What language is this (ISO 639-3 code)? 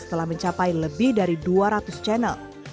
ind